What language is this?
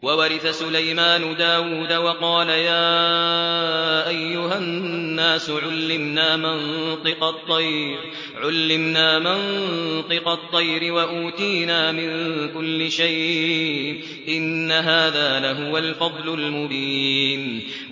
Arabic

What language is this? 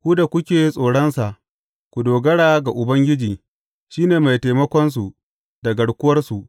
Hausa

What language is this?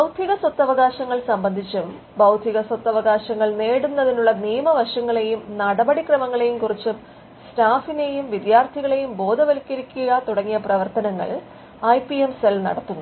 Malayalam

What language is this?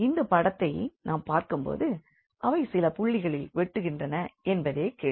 Tamil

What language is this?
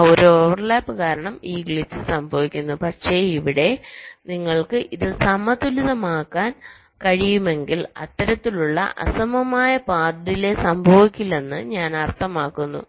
Malayalam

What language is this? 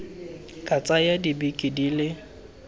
Tswana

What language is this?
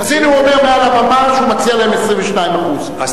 Hebrew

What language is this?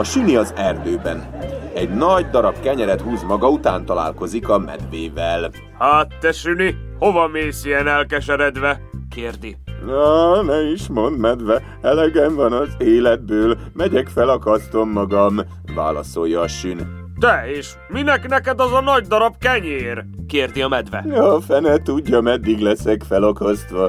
Hungarian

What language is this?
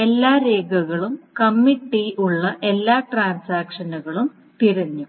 Malayalam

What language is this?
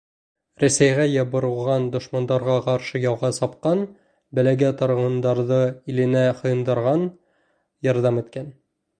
Bashkir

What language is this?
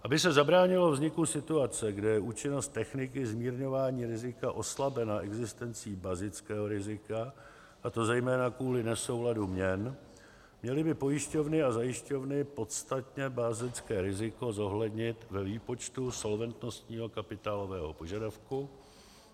Czech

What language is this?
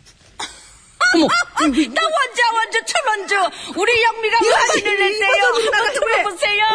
Korean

